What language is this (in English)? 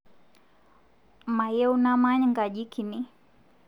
Masai